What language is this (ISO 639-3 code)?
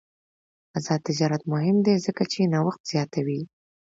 pus